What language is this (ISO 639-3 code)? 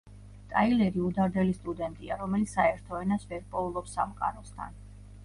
kat